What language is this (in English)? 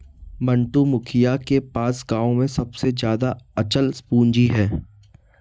Hindi